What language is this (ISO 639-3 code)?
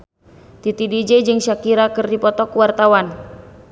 sun